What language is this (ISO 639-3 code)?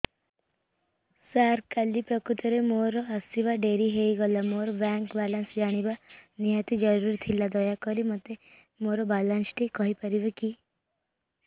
ori